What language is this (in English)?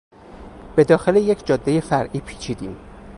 Persian